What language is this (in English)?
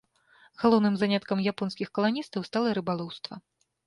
Belarusian